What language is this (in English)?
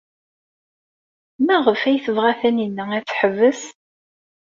Kabyle